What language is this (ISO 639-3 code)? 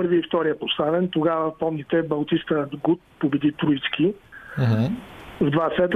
bul